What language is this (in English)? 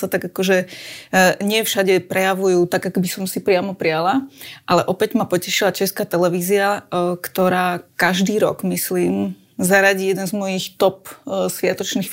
Slovak